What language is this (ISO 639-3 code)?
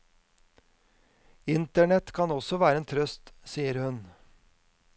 nor